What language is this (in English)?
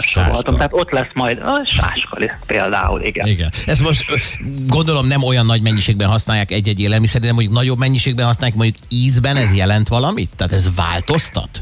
Hungarian